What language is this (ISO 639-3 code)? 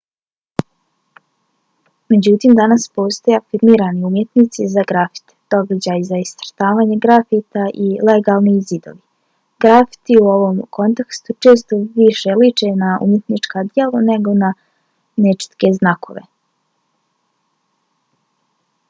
bos